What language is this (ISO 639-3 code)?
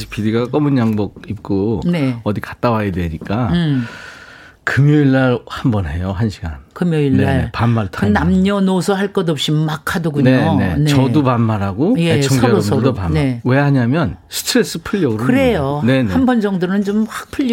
kor